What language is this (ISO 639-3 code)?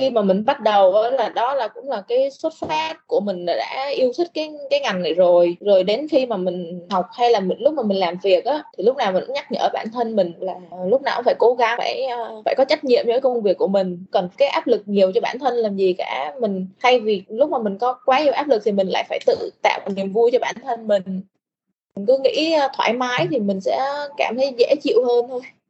vie